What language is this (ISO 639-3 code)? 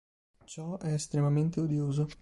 ita